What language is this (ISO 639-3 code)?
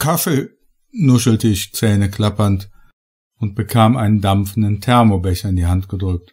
deu